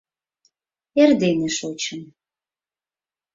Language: Mari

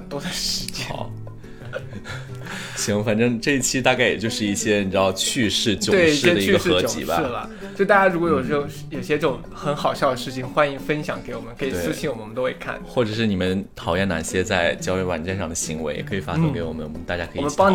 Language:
Chinese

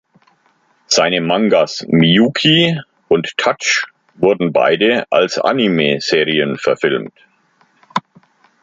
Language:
German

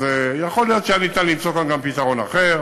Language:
Hebrew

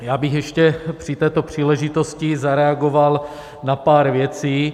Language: Czech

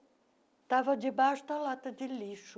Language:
Portuguese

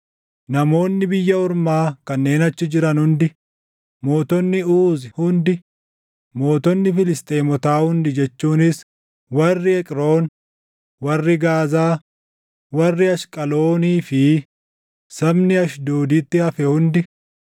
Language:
Oromo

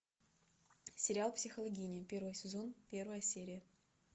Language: Russian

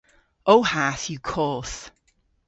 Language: Cornish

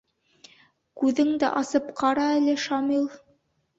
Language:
Bashkir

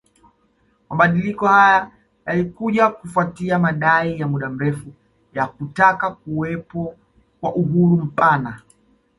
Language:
Swahili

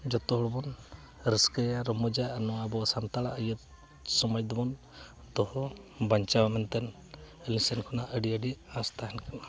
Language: Santali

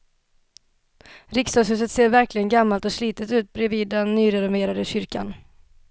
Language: Swedish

